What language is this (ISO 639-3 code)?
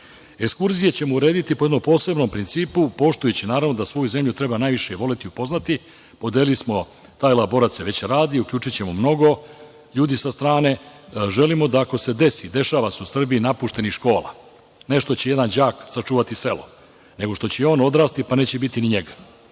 srp